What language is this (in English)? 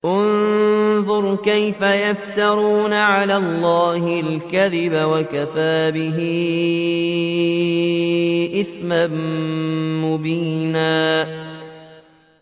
Arabic